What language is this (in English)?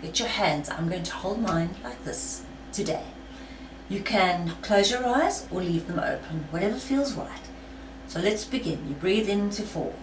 English